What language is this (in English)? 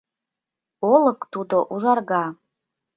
Mari